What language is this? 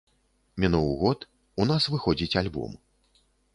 Belarusian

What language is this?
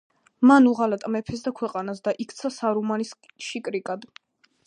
Georgian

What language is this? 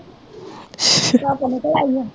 Punjabi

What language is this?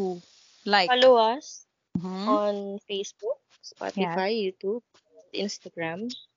Filipino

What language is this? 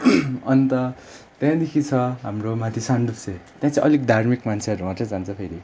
Nepali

